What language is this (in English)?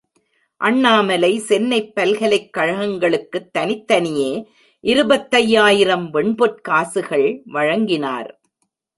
Tamil